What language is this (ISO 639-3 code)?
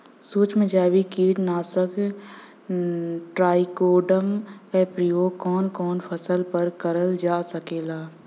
bho